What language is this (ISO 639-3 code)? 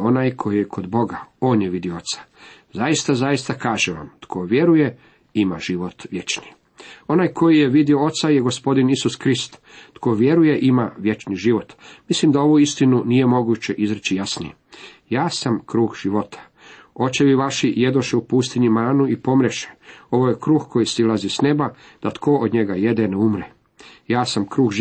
hrv